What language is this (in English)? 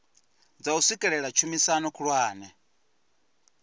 Venda